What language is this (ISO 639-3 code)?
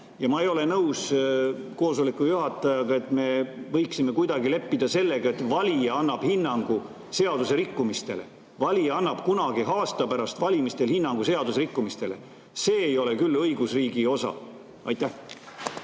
est